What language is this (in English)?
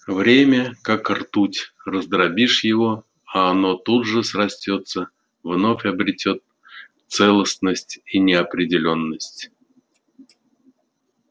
Russian